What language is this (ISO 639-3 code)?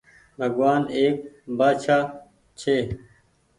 gig